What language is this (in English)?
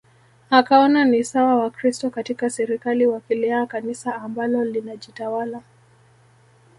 Swahili